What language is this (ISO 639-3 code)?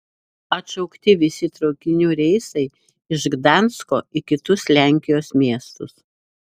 lit